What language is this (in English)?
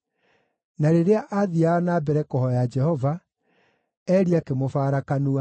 Kikuyu